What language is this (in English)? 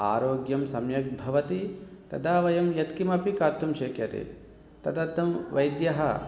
Sanskrit